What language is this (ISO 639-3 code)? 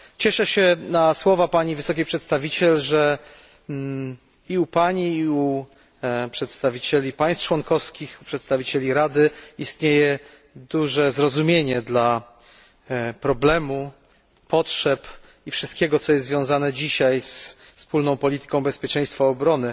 pol